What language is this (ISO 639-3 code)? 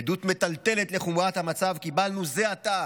heb